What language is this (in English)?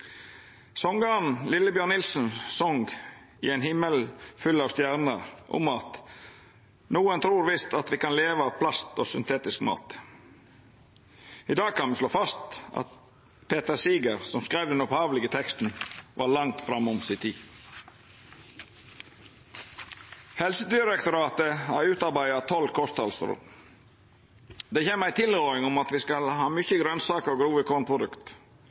Norwegian Nynorsk